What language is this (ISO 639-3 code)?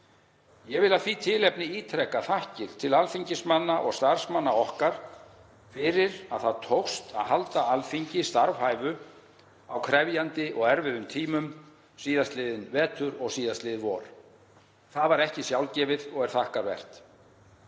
isl